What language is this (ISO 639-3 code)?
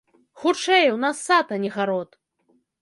bel